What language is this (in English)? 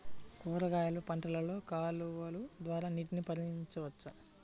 Telugu